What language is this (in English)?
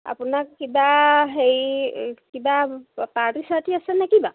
Assamese